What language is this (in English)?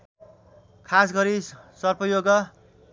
Nepali